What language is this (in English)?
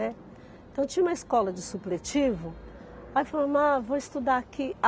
Portuguese